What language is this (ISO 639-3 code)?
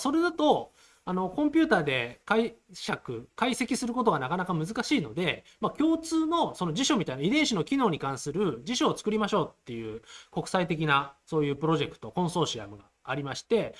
jpn